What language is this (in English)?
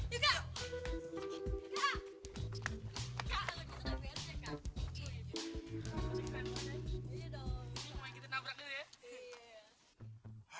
Indonesian